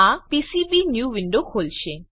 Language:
Gujarati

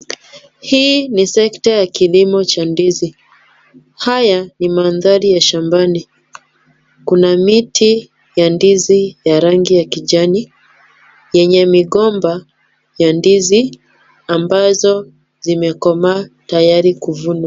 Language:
Swahili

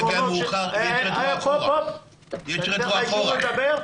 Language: Hebrew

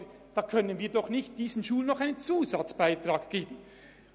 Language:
Swiss German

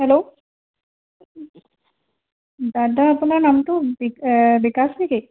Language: Assamese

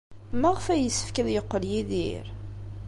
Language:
Kabyle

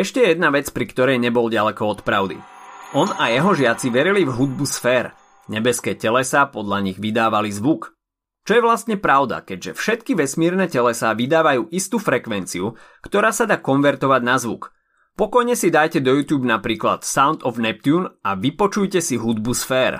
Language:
Slovak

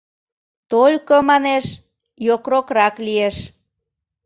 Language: Mari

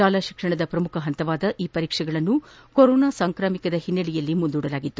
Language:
Kannada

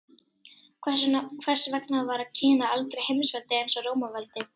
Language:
Icelandic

